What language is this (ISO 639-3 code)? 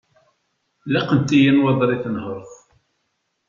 kab